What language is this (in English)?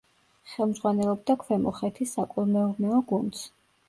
Georgian